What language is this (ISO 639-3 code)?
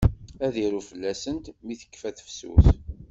kab